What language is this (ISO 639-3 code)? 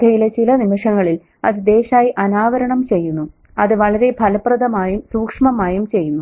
mal